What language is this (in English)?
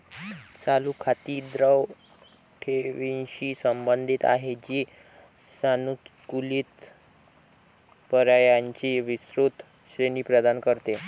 Marathi